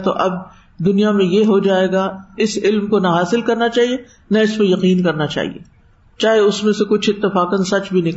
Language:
Urdu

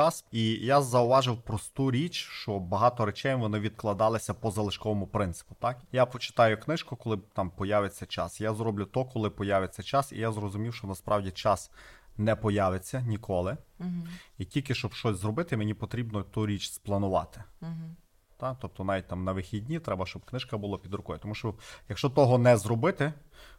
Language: Ukrainian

